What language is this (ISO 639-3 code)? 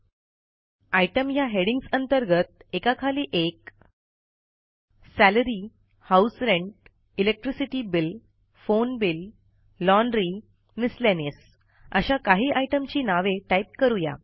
mar